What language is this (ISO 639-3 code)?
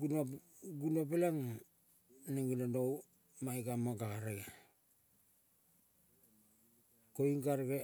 kol